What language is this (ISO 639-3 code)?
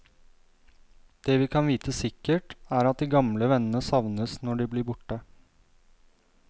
nor